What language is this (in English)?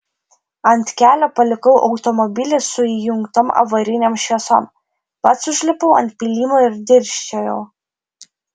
Lithuanian